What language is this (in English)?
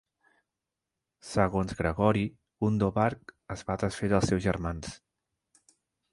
Catalan